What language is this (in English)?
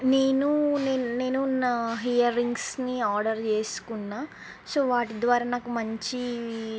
Telugu